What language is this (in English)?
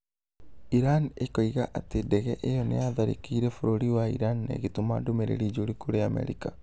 Kikuyu